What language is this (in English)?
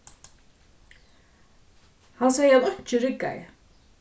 Faroese